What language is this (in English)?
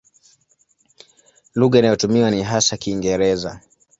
Swahili